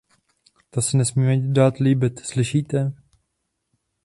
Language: Czech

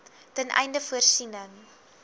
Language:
Afrikaans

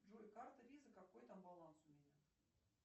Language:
Russian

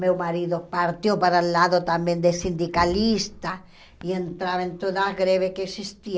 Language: Portuguese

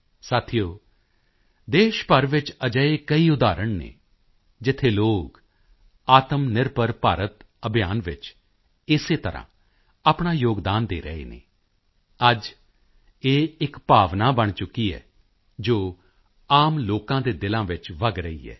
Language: Punjabi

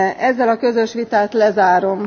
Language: Hungarian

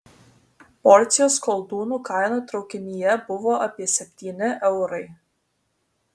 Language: Lithuanian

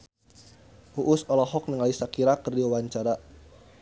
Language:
Sundanese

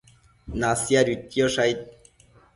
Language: Matsés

